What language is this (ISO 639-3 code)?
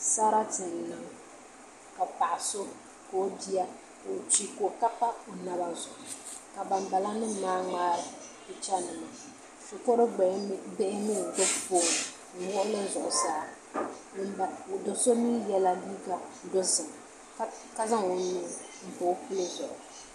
dag